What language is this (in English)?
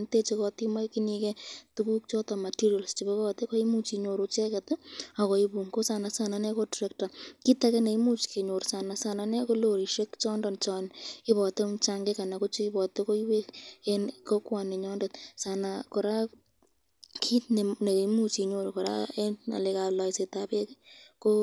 Kalenjin